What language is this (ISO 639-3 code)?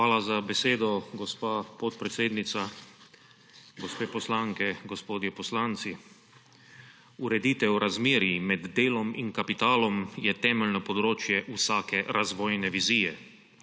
slv